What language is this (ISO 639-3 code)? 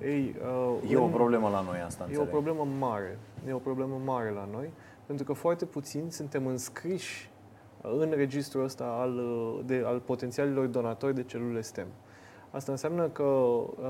ron